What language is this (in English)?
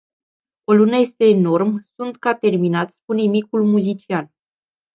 Romanian